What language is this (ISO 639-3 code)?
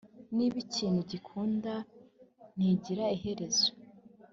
kin